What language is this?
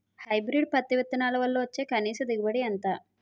Telugu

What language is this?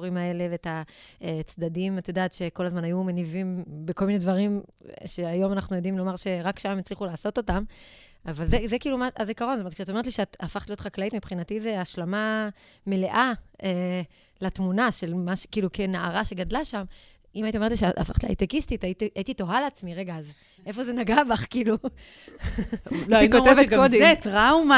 Hebrew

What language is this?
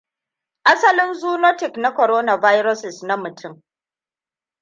Hausa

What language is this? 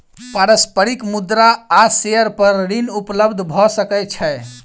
Maithili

